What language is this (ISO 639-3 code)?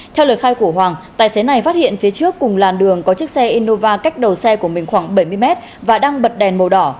vie